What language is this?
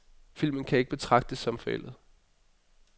Danish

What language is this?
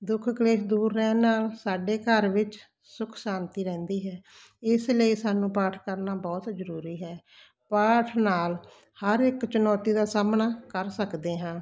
Punjabi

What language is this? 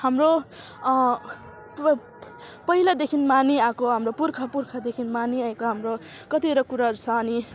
Nepali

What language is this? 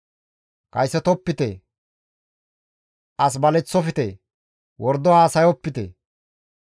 Gamo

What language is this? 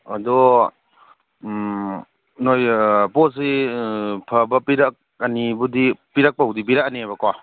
Manipuri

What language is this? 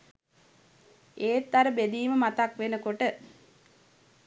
Sinhala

